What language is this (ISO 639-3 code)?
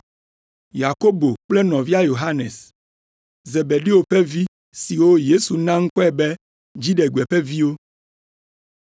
ewe